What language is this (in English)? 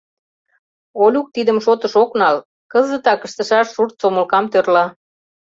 Mari